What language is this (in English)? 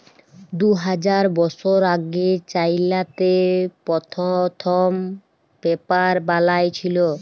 Bangla